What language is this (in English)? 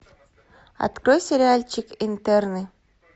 Russian